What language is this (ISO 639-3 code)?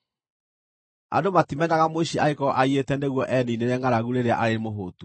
kik